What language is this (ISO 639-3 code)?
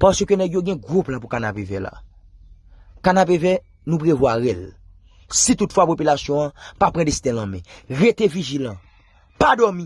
fra